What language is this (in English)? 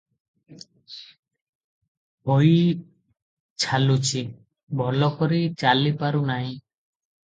Odia